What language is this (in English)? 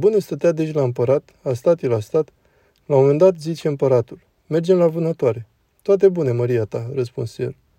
Romanian